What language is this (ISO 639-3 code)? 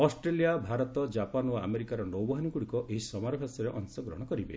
ori